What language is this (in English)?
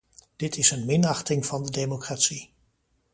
Dutch